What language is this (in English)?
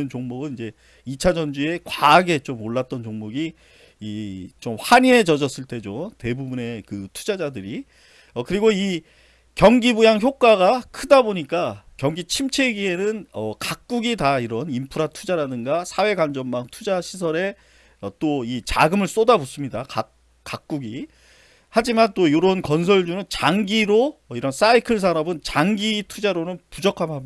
Korean